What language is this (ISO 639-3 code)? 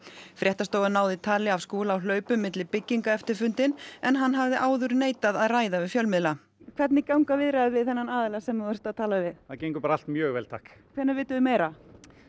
isl